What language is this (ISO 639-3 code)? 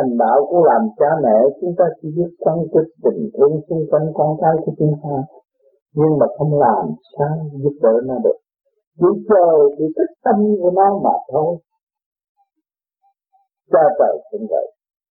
vie